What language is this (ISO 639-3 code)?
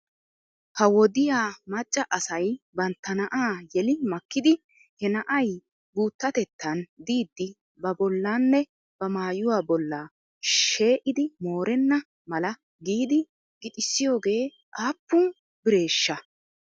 wal